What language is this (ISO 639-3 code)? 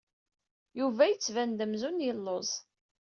kab